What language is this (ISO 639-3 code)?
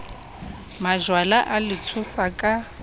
sot